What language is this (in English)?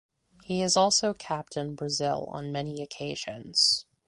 English